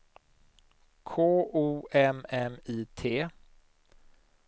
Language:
Swedish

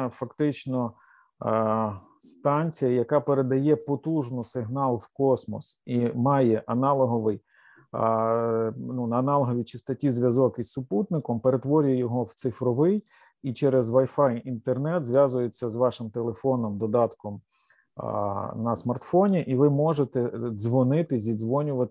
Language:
Ukrainian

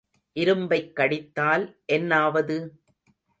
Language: Tamil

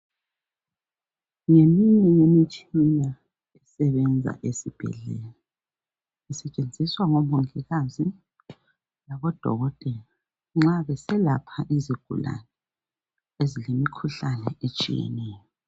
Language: North Ndebele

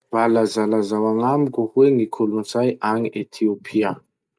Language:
Masikoro Malagasy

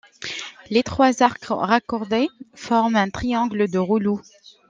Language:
French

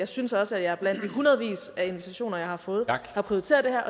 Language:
Danish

